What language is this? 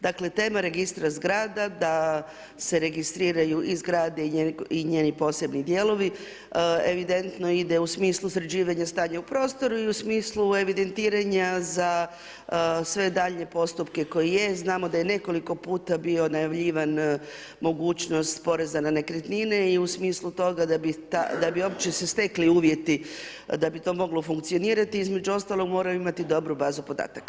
Croatian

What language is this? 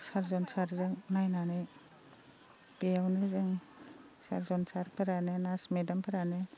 Bodo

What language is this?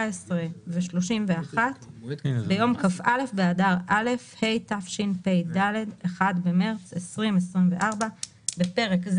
Hebrew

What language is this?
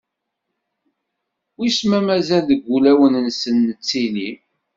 Kabyle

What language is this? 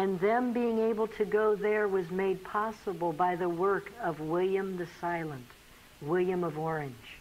Dutch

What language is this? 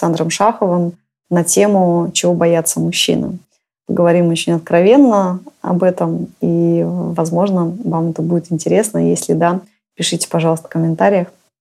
Russian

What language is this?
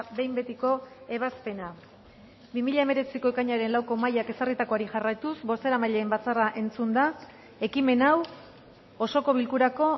Basque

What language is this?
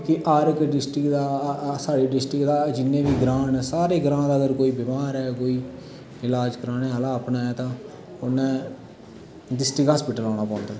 Dogri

